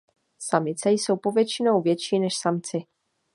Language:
Czech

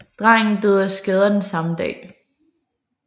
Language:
Danish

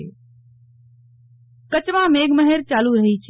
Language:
Gujarati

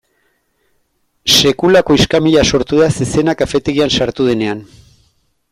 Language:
Basque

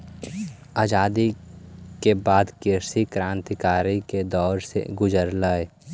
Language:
Magahi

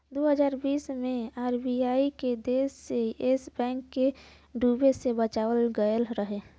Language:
Bhojpuri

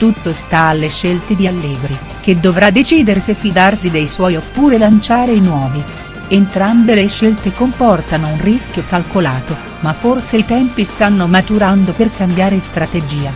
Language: Italian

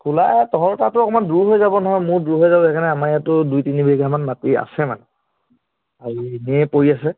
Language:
Assamese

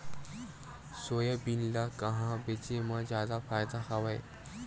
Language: Chhattisgarhi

